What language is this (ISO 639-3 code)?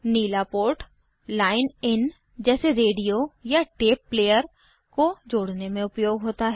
hin